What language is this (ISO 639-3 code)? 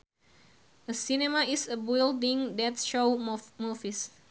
sun